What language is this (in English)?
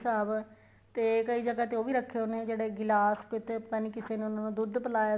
Punjabi